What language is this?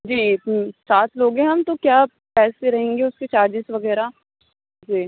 Urdu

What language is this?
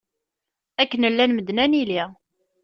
Kabyle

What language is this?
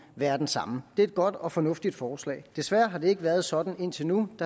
Danish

